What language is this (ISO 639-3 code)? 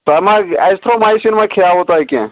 kas